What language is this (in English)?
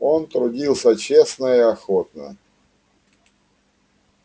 Russian